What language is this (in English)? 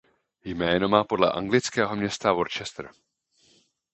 Czech